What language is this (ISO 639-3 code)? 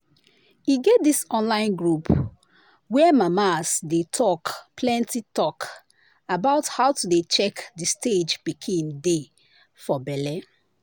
pcm